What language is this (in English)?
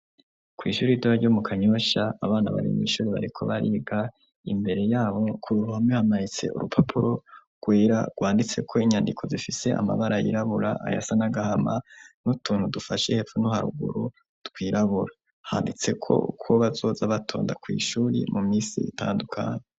Rundi